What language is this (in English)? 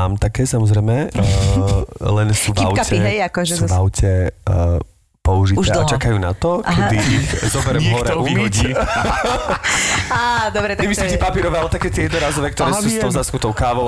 Slovak